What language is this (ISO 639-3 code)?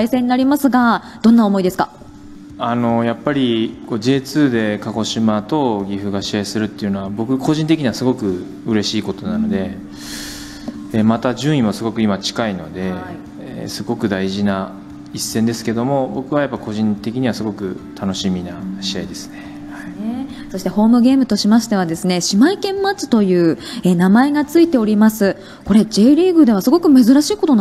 jpn